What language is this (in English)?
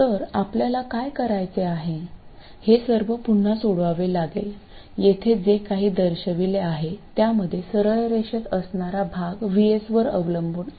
Marathi